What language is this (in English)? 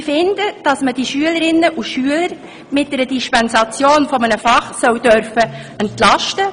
Swiss German